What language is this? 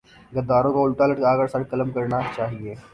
Urdu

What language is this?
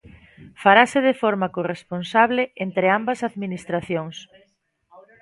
Galician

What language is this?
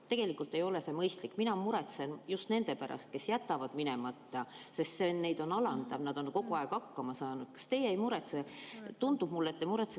Estonian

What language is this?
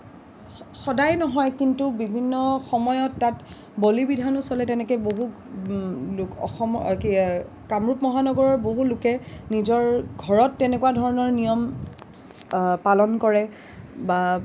Assamese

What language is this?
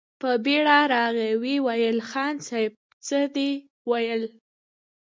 Pashto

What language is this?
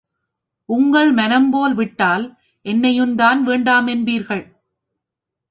Tamil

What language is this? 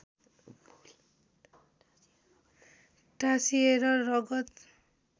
Nepali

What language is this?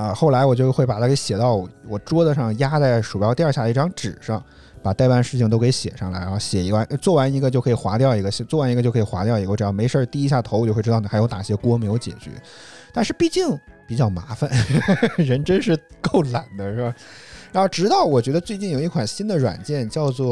Chinese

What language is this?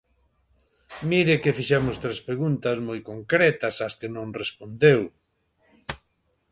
Galician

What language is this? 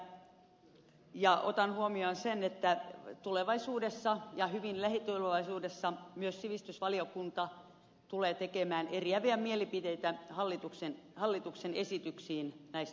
Finnish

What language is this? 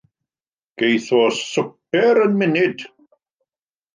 Welsh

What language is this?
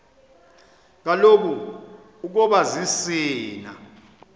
Xhosa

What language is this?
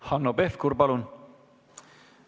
Estonian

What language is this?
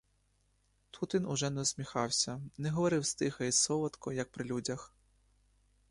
Ukrainian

